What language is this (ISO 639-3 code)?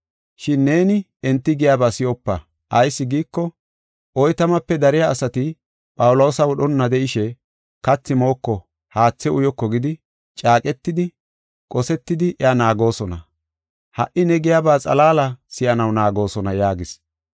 gof